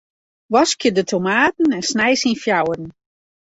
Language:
Western Frisian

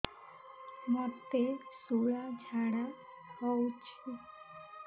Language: Odia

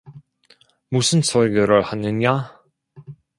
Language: Korean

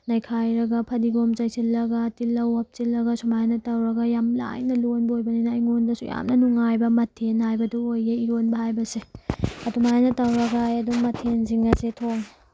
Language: Manipuri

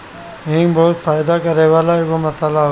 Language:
Bhojpuri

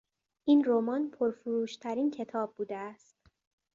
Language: Persian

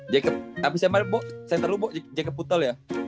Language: Indonesian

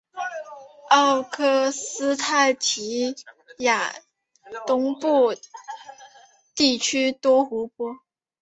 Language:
Chinese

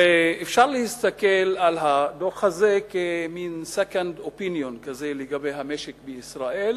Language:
Hebrew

